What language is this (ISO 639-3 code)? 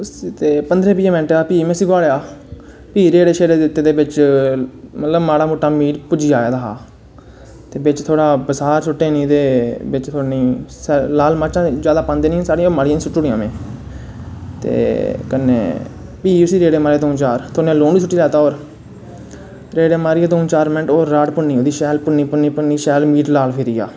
doi